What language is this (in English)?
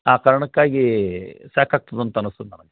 Kannada